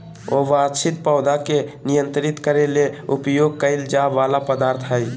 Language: Magahi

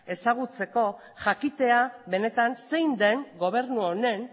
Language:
Basque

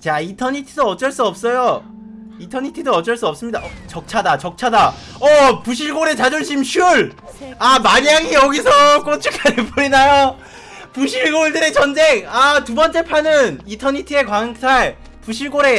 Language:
Korean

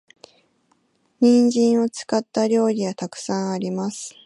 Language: Japanese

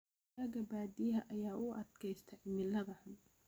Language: Somali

